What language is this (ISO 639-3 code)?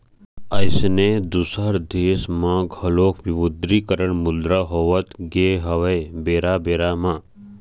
hne